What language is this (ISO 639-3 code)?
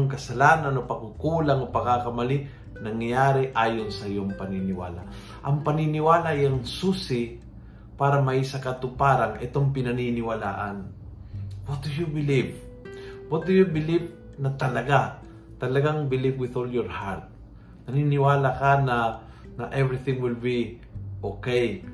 fil